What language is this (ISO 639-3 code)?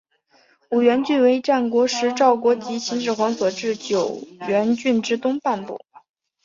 zho